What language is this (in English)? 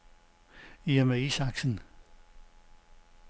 Danish